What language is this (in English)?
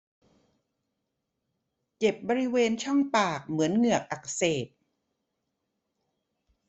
Thai